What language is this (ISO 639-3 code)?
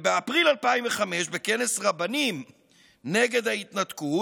heb